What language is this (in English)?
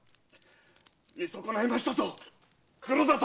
Japanese